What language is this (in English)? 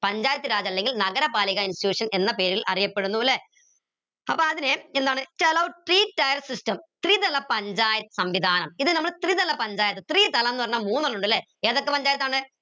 Malayalam